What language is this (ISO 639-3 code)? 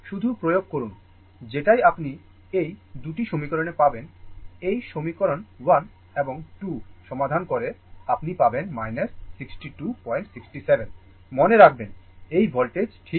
ben